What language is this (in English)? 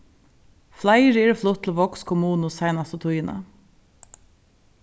Faroese